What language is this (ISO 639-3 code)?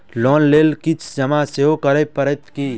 mai